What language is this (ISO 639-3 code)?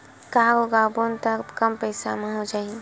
hne